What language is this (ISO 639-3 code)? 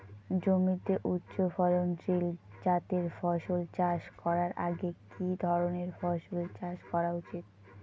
ben